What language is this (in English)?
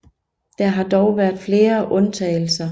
Danish